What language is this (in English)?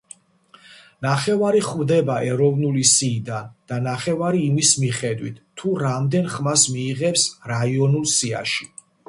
Georgian